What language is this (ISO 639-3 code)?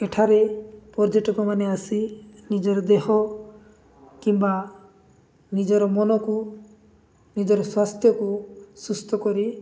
ori